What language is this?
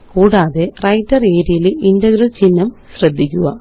Malayalam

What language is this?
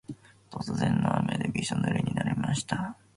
Japanese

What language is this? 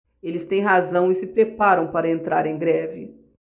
Portuguese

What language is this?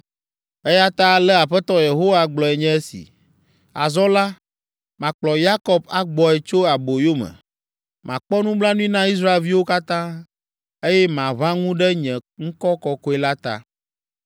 Ewe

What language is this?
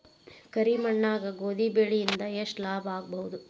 Kannada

